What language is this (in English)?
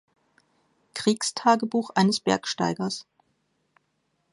German